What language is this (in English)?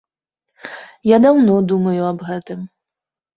Belarusian